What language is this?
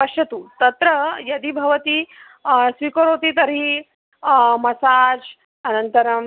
Sanskrit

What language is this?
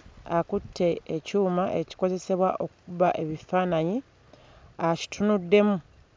Ganda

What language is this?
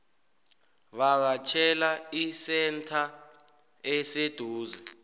South Ndebele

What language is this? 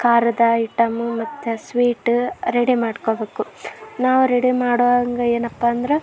Kannada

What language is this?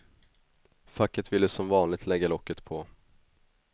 Swedish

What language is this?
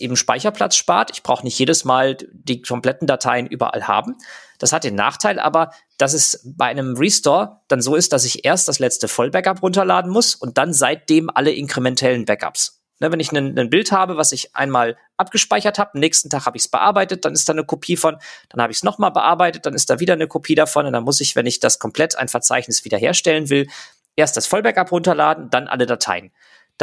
German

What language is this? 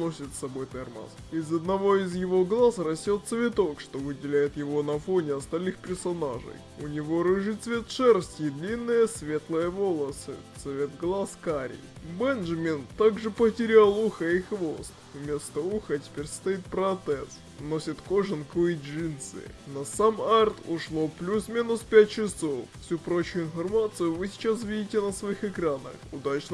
Russian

